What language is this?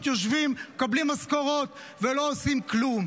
Hebrew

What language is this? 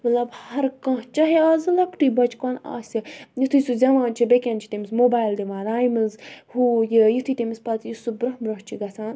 Kashmiri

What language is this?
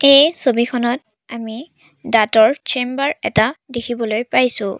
Assamese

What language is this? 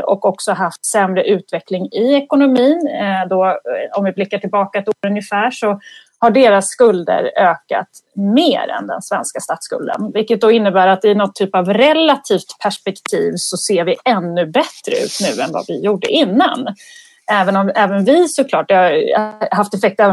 Swedish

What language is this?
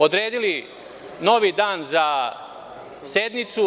Serbian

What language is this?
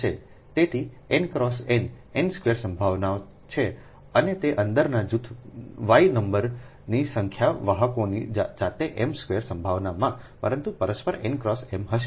Gujarati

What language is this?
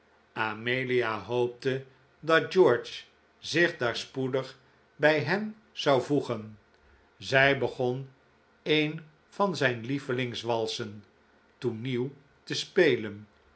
Dutch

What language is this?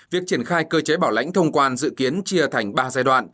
Vietnamese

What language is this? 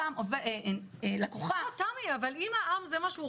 Hebrew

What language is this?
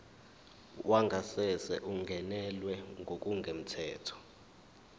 Zulu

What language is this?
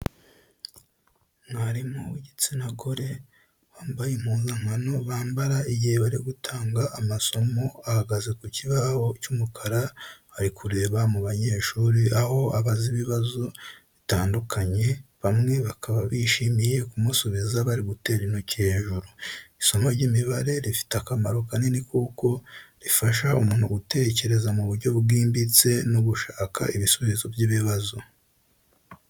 Kinyarwanda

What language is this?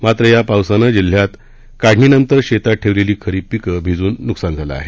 Marathi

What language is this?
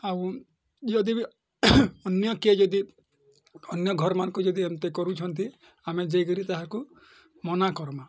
Odia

